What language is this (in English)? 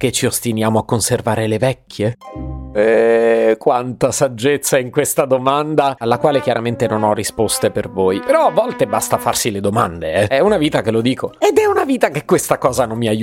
Italian